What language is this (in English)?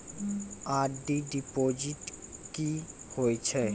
Maithili